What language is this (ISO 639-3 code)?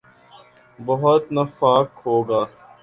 urd